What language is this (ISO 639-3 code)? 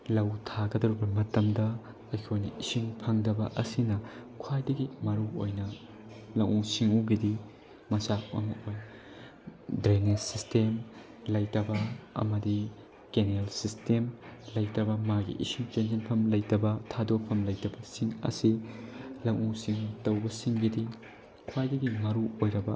mni